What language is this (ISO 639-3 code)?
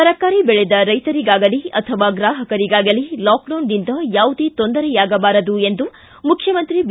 kan